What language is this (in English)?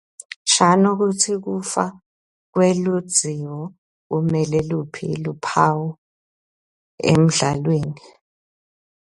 Swati